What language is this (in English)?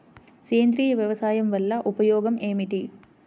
Telugu